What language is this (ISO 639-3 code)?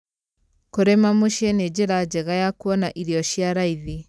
kik